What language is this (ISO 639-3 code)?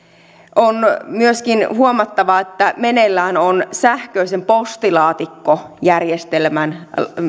fin